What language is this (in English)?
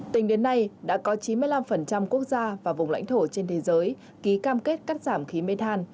Vietnamese